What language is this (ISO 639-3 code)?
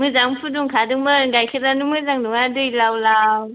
brx